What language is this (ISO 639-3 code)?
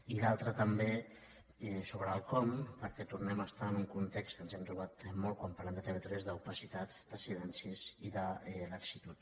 cat